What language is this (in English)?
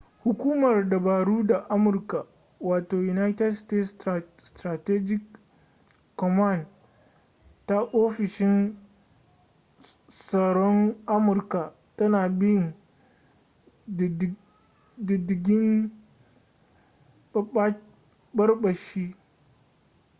Hausa